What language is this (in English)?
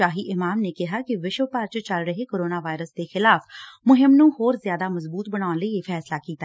Punjabi